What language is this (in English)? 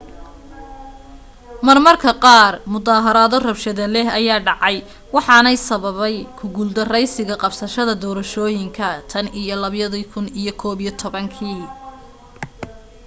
Somali